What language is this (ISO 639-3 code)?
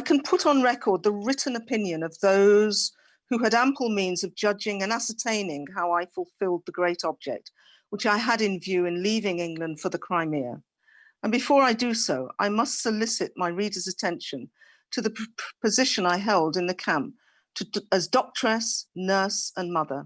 eng